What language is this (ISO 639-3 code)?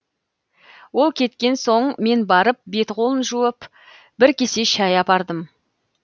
kaz